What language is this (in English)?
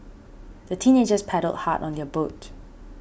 English